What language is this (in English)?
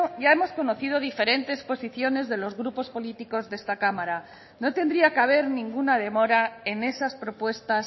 Spanish